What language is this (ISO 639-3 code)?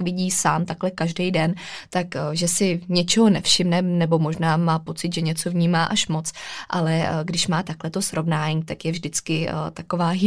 ces